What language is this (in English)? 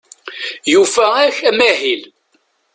Kabyle